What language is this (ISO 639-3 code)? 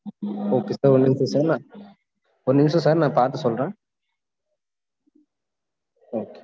tam